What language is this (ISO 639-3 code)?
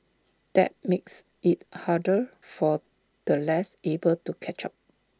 eng